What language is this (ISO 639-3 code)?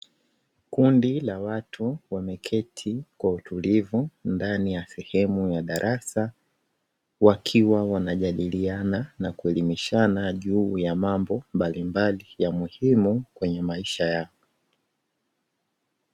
swa